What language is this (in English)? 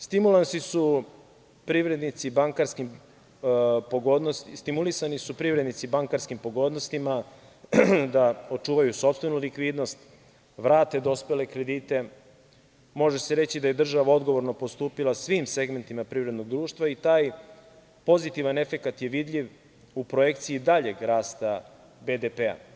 Serbian